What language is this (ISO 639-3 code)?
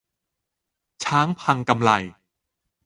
tha